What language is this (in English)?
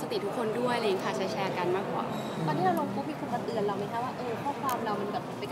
Thai